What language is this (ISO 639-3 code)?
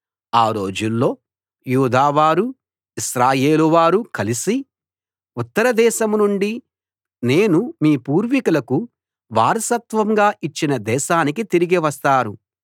tel